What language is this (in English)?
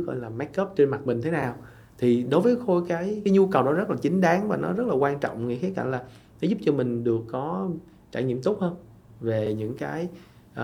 Vietnamese